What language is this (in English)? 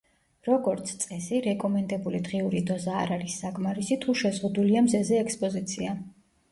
Georgian